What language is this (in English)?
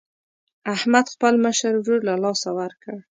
Pashto